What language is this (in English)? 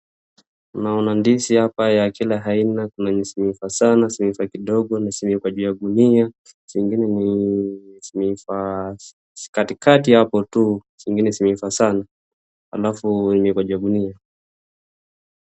Swahili